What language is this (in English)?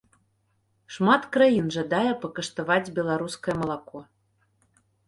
Belarusian